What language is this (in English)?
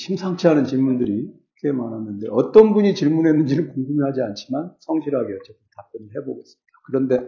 Korean